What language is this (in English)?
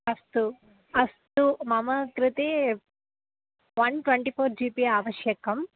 Sanskrit